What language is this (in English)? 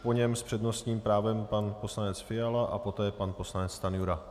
Czech